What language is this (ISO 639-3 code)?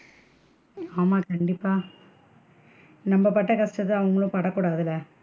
tam